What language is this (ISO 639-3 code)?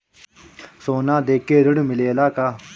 bho